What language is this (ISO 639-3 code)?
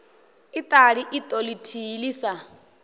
ven